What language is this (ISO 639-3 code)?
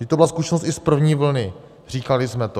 ces